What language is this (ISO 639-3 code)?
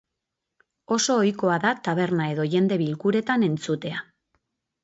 eus